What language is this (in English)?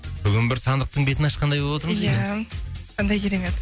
Kazakh